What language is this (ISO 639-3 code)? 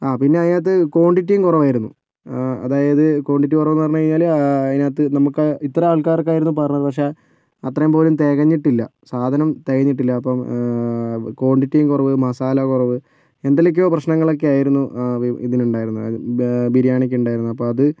mal